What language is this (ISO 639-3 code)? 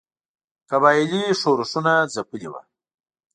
pus